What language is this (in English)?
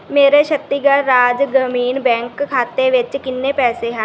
Punjabi